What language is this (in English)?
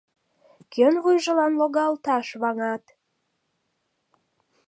Mari